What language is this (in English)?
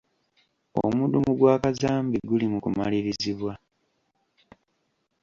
Ganda